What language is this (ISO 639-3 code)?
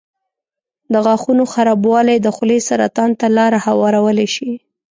pus